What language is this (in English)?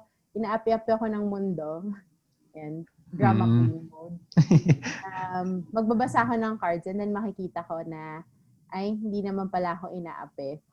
Filipino